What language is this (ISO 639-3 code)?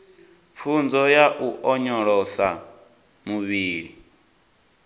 ven